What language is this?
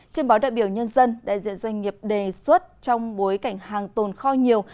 Vietnamese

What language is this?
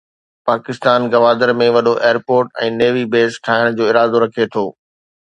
Sindhi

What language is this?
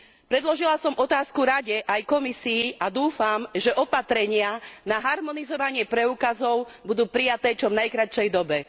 Slovak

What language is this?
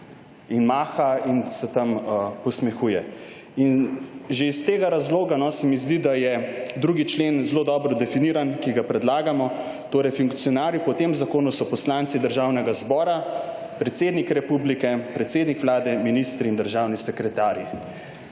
Slovenian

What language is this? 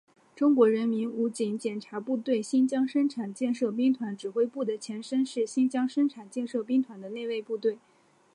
Chinese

